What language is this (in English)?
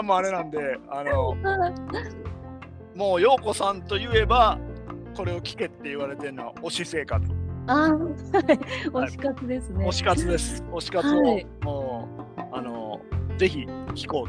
Japanese